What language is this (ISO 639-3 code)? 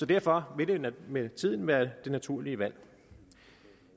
dan